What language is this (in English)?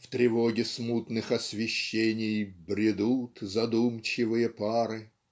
Russian